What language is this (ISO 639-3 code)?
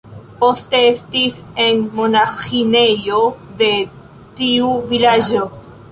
epo